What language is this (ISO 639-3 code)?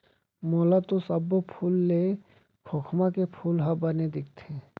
hne